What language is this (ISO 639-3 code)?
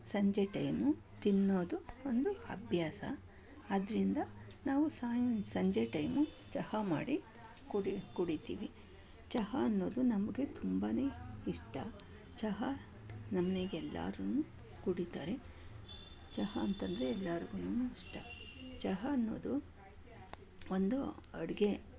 kan